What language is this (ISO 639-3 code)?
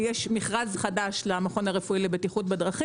heb